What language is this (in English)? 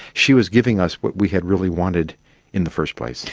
English